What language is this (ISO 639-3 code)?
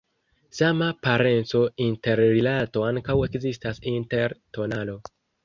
epo